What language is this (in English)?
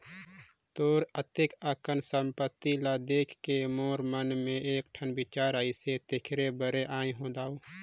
Chhattisgarhi